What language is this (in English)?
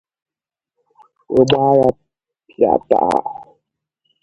Igbo